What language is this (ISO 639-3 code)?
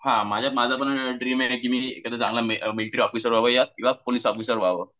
mar